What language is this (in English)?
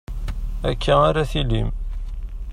Kabyle